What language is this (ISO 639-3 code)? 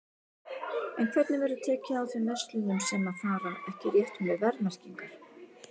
isl